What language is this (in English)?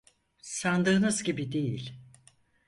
Turkish